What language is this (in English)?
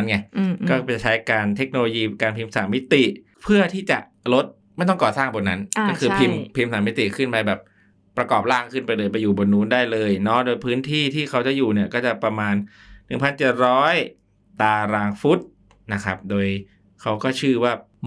Thai